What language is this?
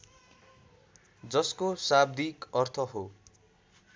Nepali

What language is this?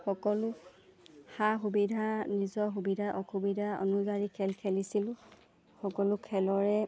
Assamese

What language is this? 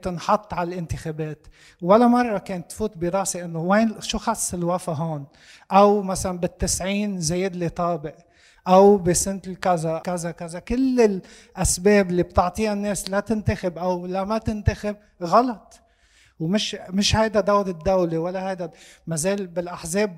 Arabic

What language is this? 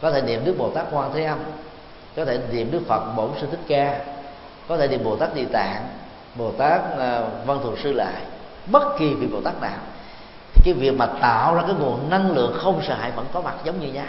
Vietnamese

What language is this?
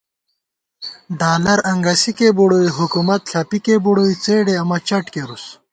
Gawar-Bati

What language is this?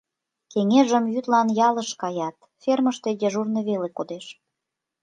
Mari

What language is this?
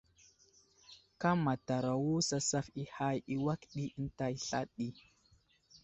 Wuzlam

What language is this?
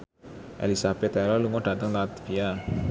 Javanese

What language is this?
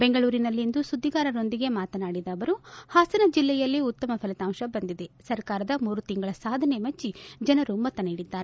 Kannada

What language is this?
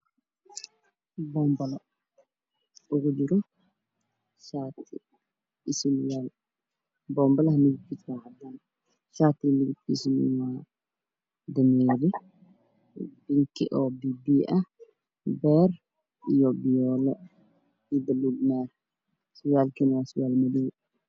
Somali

